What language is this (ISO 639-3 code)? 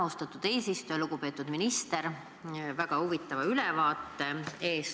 est